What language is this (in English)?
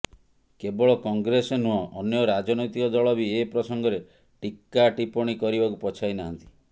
Odia